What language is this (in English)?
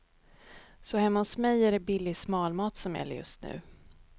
Swedish